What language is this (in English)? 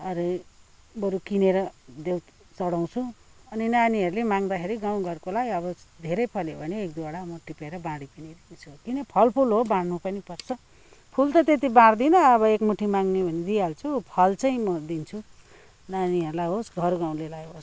Nepali